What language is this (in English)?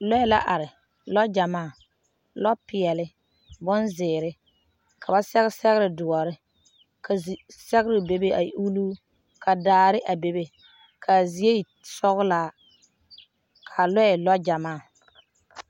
Southern Dagaare